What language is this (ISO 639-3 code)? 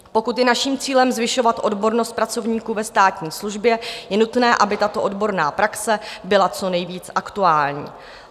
ces